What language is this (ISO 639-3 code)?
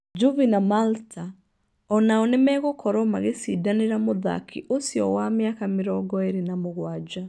kik